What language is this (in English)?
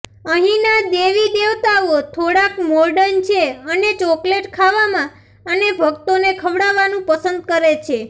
Gujarati